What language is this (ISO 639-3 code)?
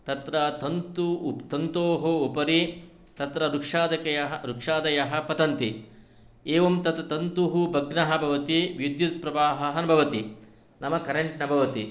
san